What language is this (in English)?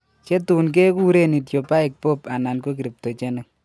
Kalenjin